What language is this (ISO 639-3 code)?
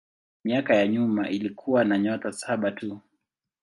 swa